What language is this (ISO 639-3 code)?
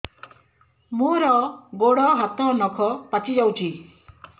ori